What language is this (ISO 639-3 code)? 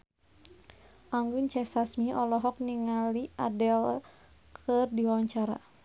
sun